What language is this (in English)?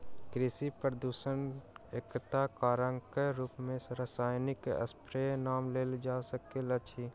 Maithili